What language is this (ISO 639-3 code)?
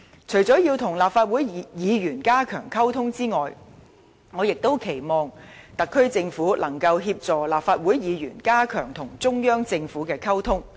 yue